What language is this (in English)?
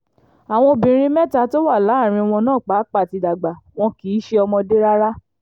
Yoruba